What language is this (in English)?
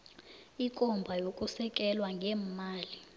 South Ndebele